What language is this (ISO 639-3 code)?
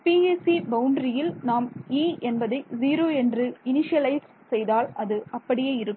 tam